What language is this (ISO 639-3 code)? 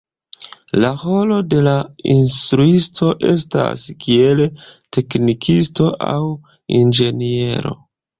epo